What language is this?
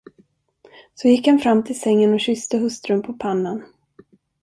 Swedish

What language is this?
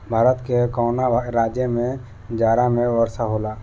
Bhojpuri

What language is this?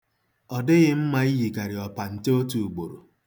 Igbo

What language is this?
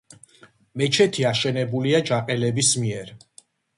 Georgian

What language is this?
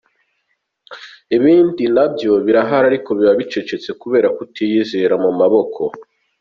Kinyarwanda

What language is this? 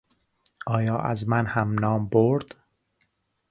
Persian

